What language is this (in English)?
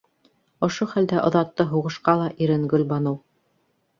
Bashkir